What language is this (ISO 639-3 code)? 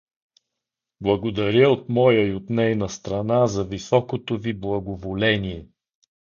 bul